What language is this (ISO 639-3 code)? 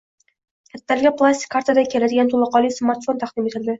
uzb